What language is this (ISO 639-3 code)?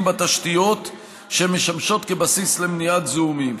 heb